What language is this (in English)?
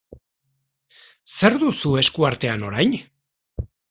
Basque